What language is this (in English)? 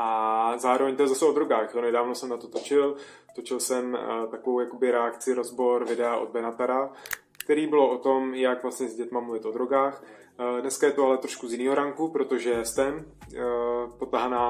Czech